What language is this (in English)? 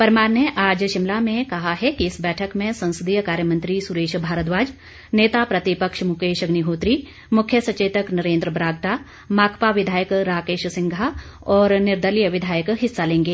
Hindi